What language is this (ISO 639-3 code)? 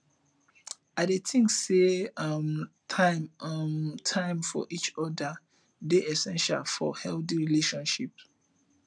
pcm